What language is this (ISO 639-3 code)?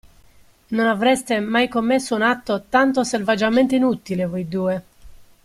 ita